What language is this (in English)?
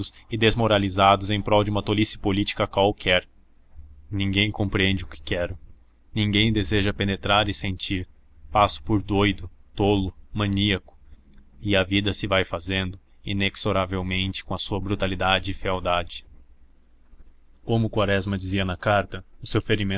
Portuguese